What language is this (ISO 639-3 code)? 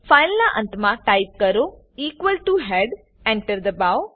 guj